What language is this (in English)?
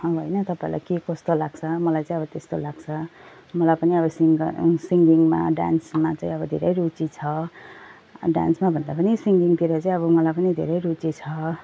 Nepali